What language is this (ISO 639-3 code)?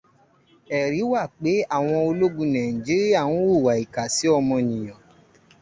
yor